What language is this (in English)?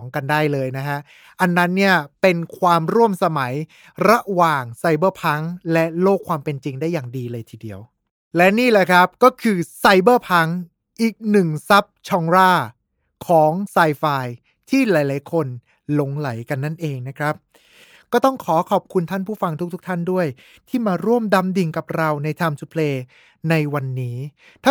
Thai